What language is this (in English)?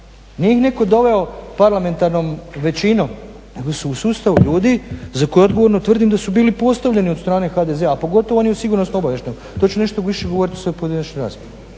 Croatian